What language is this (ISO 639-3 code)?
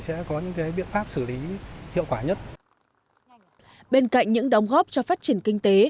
vie